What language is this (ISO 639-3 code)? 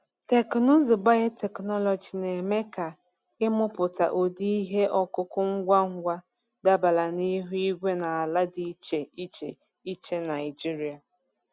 ibo